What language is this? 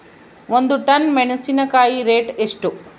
Kannada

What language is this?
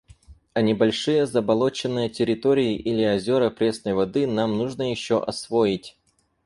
Russian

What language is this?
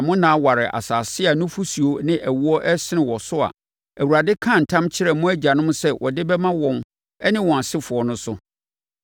Akan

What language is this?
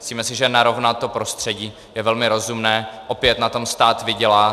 Czech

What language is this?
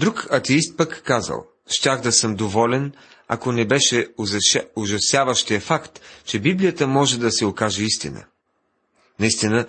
Bulgarian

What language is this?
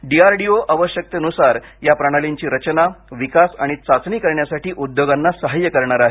Marathi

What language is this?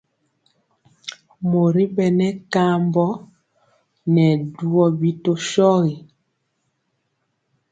Mpiemo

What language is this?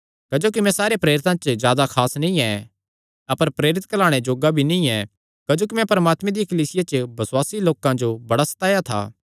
Kangri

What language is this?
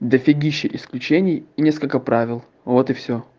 Russian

